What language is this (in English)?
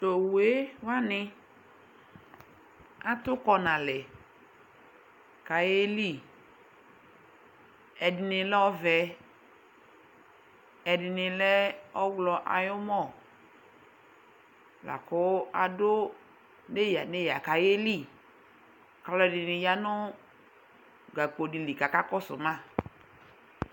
Ikposo